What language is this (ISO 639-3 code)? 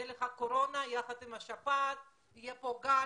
heb